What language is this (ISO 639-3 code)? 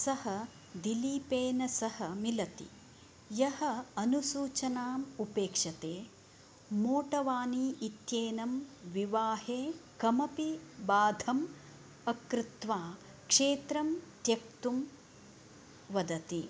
san